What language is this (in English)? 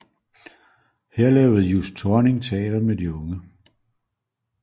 Danish